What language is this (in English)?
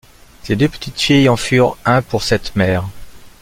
French